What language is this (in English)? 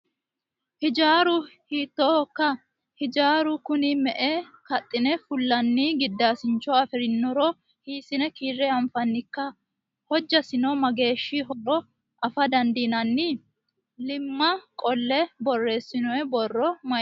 Sidamo